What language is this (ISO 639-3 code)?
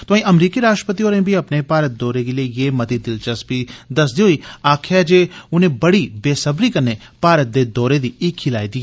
doi